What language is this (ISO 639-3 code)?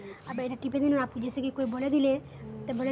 mag